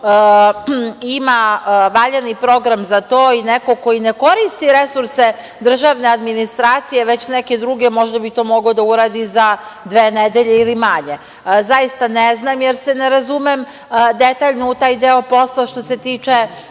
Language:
Serbian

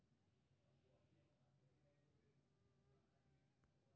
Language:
Maithili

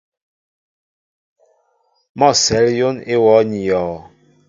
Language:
Mbo (Cameroon)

